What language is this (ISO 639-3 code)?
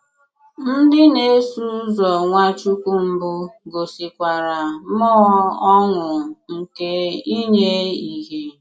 ibo